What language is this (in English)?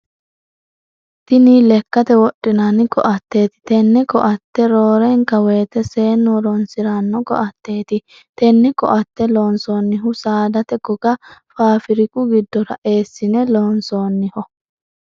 Sidamo